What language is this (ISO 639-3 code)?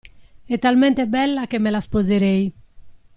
ita